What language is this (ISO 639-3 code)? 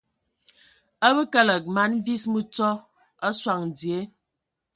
ewo